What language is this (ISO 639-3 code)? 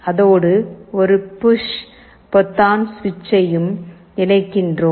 tam